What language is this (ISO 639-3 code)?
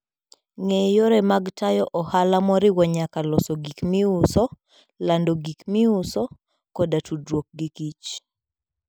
luo